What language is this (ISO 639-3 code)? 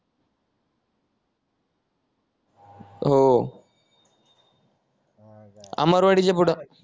mar